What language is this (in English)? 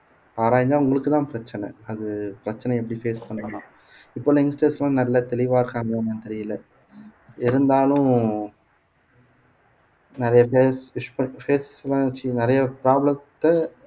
Tamil